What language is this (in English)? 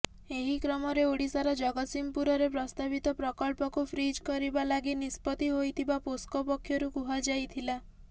Odia